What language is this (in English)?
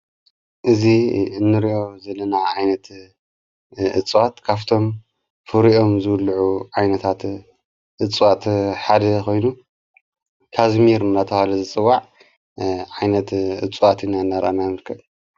Tigrinya